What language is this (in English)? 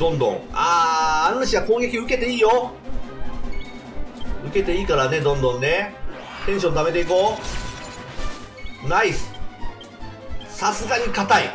Japanese